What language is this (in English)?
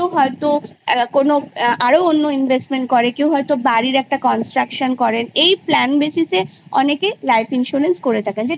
Bangla